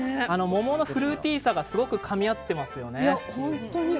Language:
Japanese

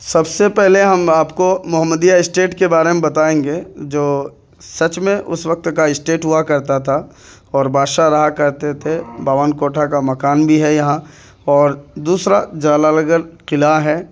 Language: Urdu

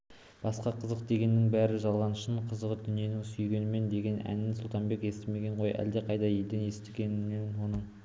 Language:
Kazakh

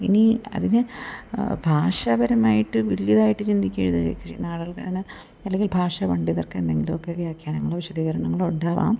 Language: Malayalam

